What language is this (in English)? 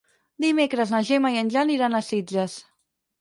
Catalan